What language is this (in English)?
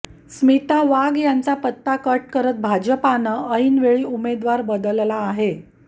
Marathi